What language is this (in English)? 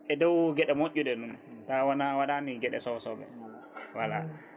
Fula